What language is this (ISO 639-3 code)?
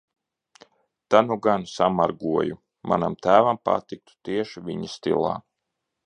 lav